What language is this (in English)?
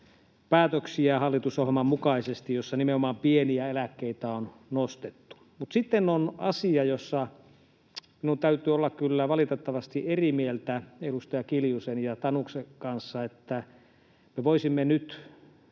Finnish